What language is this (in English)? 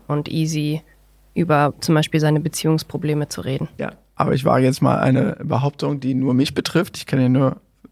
German